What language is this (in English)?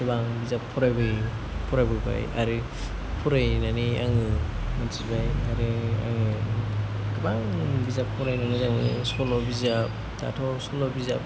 Bodo